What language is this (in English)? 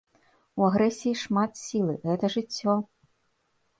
Belarusian